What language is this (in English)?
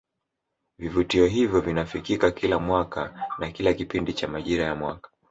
Swahili